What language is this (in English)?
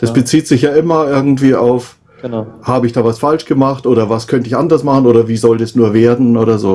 German